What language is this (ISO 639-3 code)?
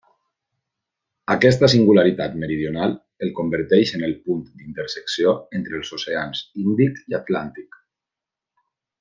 cat